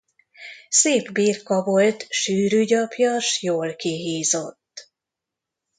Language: Hungarian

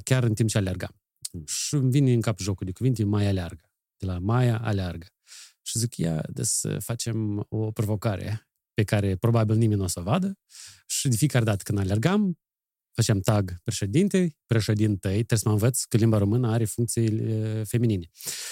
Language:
Romanian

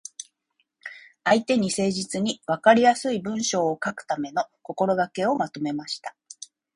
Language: Japanese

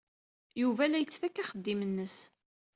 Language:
Kabyle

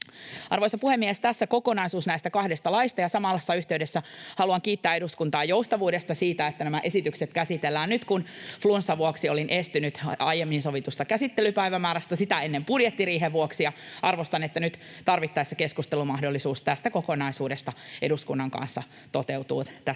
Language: Finnish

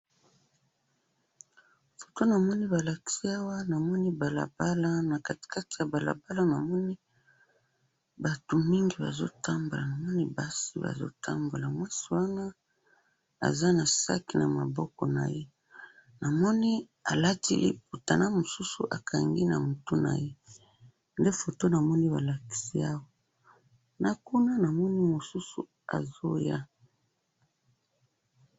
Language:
Lingala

